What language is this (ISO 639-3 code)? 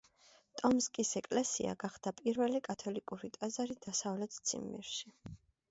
kat